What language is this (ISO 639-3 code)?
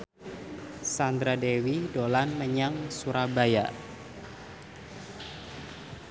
jav